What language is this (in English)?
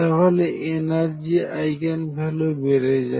Bangla